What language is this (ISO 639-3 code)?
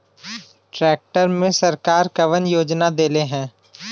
bho